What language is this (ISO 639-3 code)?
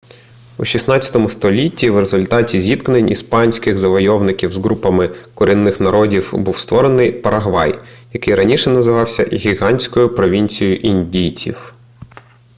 ukr